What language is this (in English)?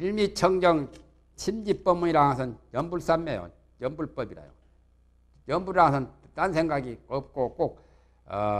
Korean